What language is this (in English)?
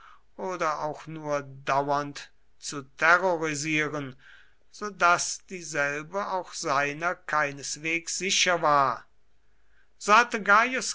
German